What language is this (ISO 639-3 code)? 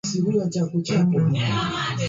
swa